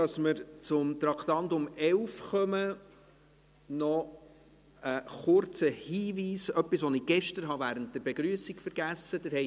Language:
Swiss German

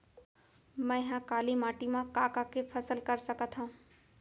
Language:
Chhattisgarhi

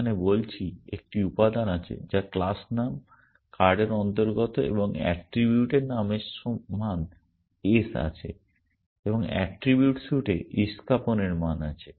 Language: Bangla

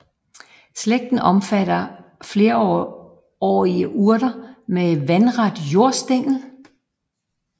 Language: Danish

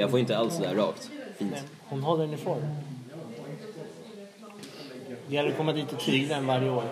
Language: Swedish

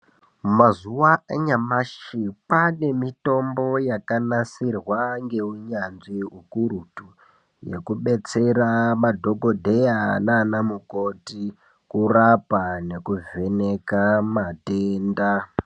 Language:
Ndau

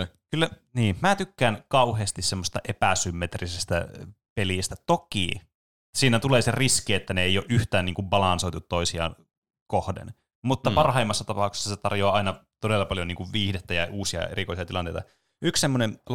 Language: Finnish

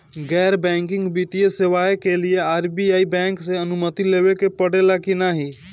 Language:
Bhojpuri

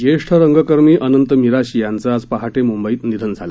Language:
Marathi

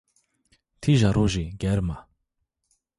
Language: Zaza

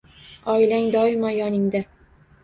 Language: Uzbek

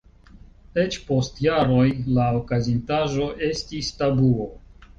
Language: Esperanto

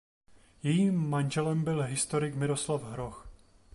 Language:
Czech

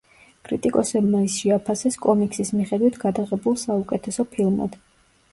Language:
Georgian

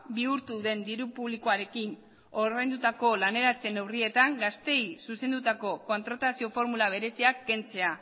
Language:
Basque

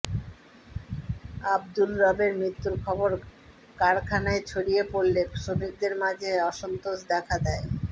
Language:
Bangla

